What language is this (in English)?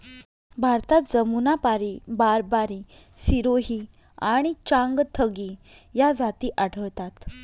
Marathi